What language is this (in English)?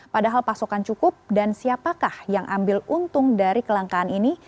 Indonesian